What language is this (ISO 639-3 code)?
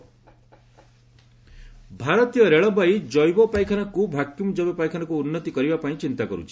ori